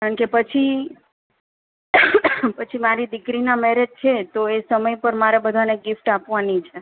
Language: Gujarati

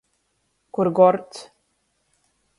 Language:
Latgalian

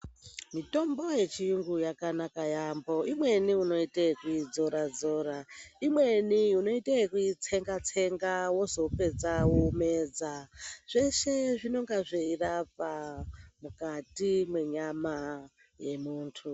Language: Ndau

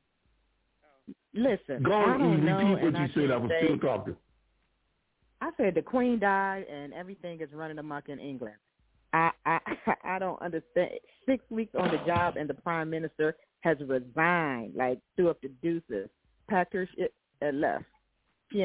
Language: English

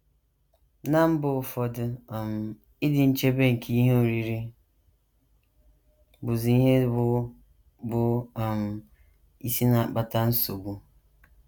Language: Igbo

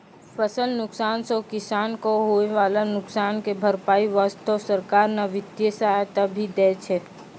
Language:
Maithili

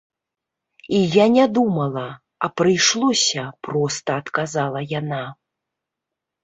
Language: Belarusian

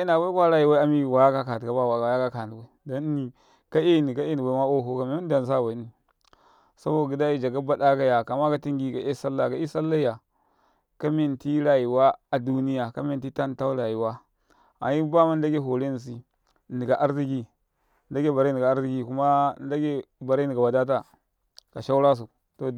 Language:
Karekare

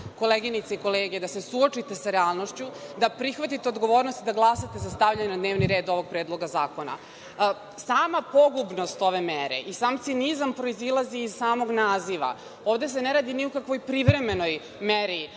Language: Serbian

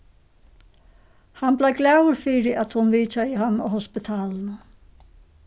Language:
Faroese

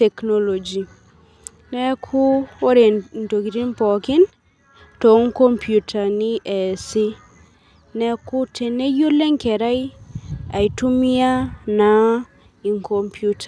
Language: Masai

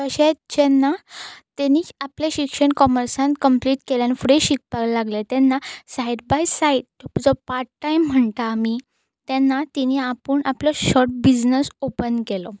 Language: Konkani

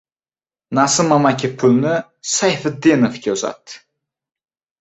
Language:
Uzbek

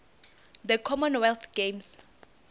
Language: South Ndebele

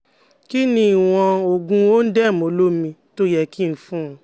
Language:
Yoruba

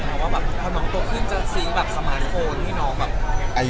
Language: Thai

